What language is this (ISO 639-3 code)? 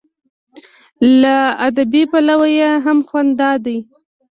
pus